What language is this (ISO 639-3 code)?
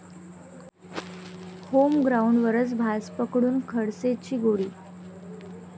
mar